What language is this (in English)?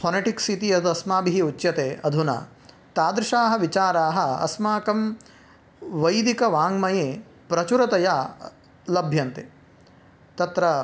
Sanskrit